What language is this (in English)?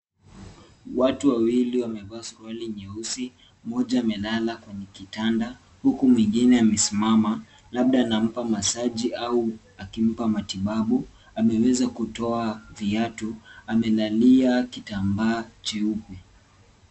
Swahili